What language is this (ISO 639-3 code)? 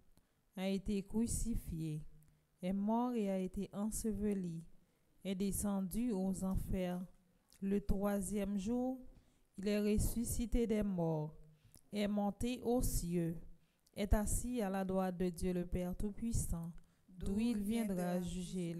fra